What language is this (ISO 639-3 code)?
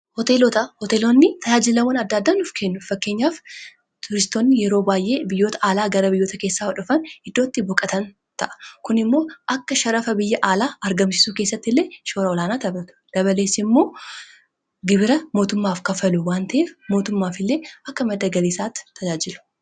orm